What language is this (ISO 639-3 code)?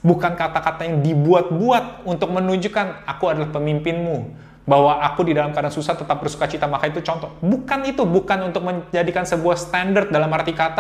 ind